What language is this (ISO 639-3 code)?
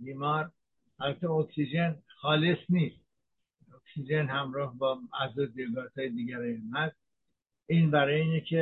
fas